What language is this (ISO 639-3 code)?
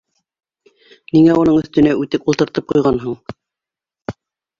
bak